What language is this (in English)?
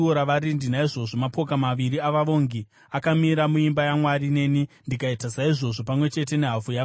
Shona